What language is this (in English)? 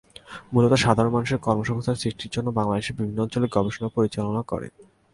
Bangla